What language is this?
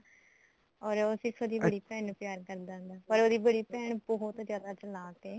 Punjabi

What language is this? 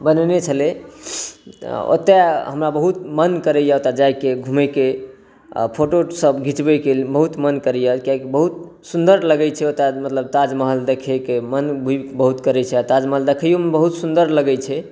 Maithili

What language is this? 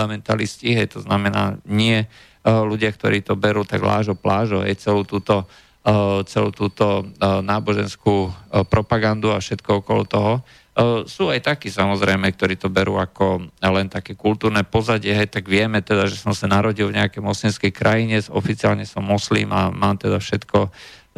Slovak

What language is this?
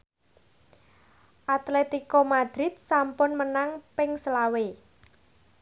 Javanese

